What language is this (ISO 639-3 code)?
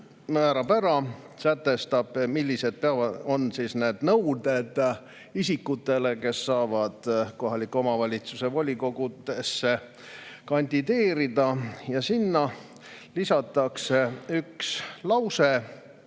est